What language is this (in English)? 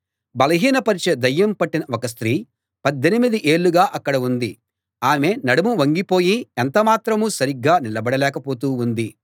Telugu